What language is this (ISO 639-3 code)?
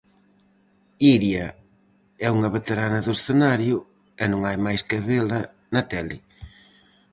glg